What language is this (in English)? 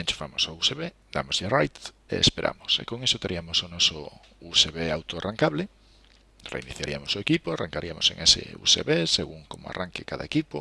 Spanish